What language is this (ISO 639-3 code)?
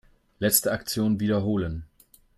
deu